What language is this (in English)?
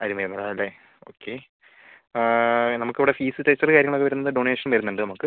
Malayalam